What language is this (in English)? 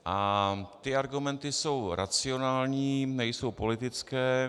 Czech